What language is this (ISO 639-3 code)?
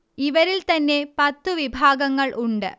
mal